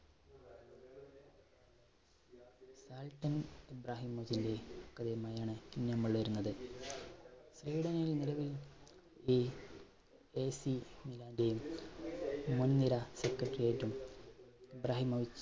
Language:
Malayalam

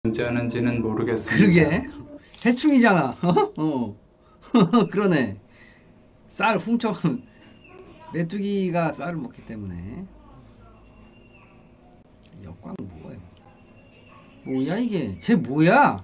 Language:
Korean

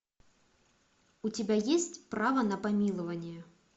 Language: Russian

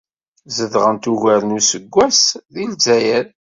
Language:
Kabyle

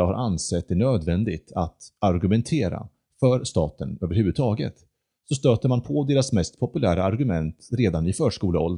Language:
Swedish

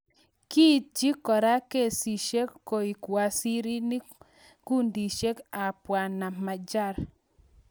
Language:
Kalenjin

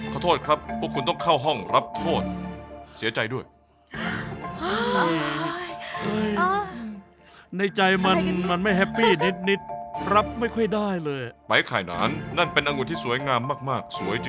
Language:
Thai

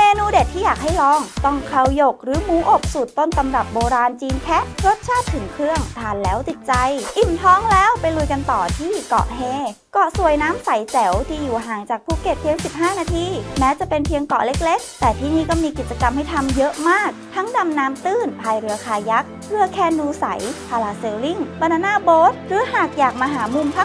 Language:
Thai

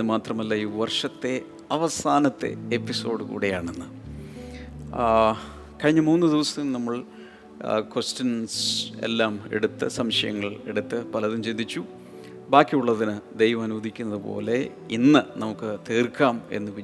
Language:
Malayalam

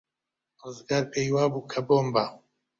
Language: Central Kurdish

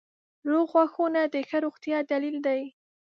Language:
Pashto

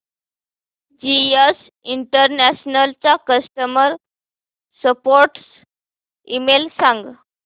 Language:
Marathi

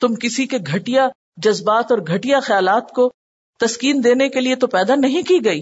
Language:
Urdu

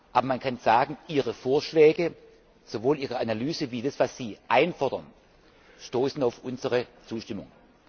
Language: German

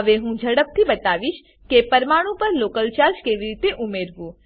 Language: Gujarati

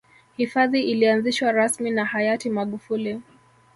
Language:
Swahili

